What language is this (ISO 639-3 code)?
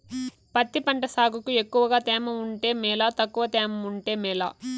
tel